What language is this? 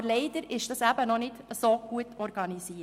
Swiss German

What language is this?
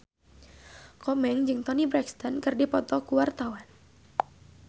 Sundanese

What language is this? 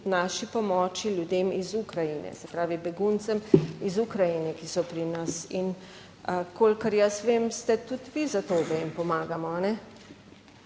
Slovenian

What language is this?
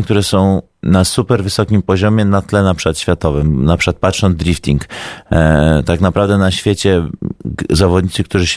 Polish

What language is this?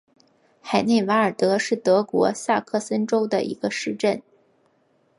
Chinese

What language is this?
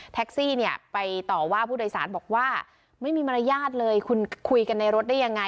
Thai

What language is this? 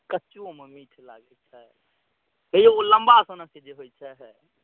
Maithili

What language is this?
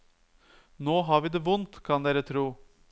Norwegian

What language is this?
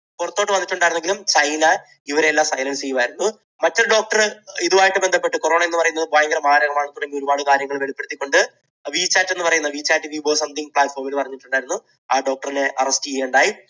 Malayalam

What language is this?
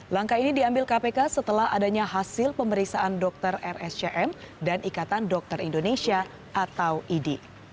Indonesian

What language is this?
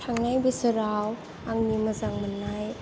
Bodo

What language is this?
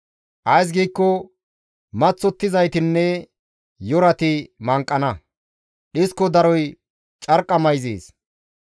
Gamo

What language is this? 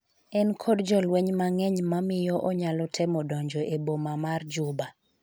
Luo (Kenya and Tanzania)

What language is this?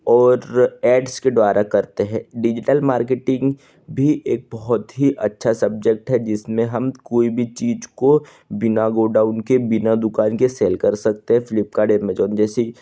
Hindi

